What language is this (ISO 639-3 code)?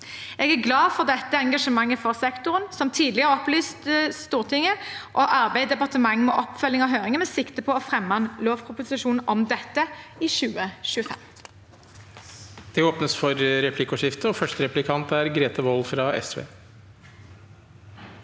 nor